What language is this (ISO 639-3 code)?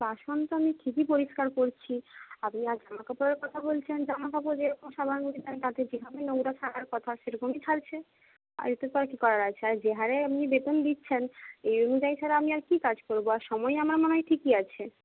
ben